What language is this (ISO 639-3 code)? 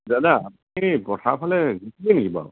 asm